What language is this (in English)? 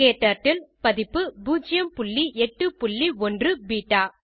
Tamil